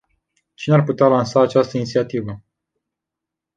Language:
Romanian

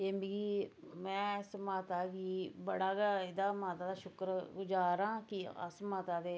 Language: Dogri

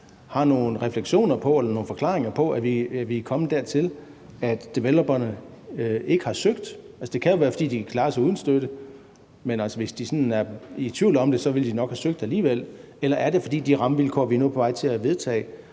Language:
Danish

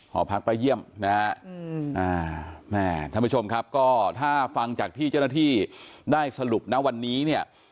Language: Thai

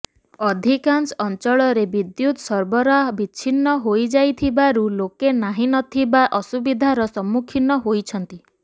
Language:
Odia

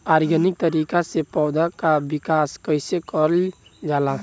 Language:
Bhojpuri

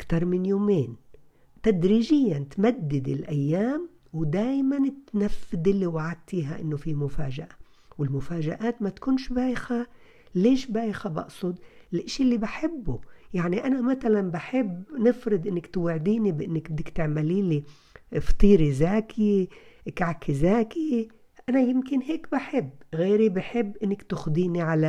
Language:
Arabic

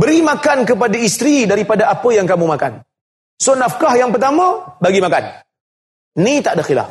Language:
Malay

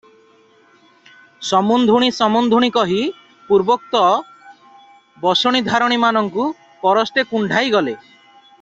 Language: Odia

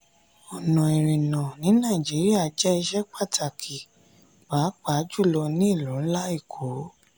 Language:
Yoruba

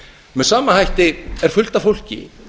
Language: Icelandic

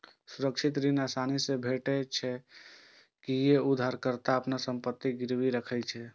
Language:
Maithili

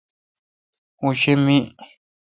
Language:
Kalkoti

